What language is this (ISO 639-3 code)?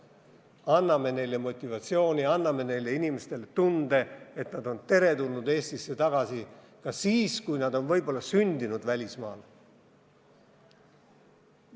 est